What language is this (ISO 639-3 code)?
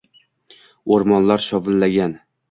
uzb